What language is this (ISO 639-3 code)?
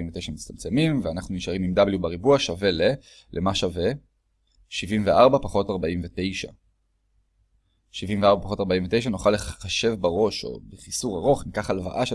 heb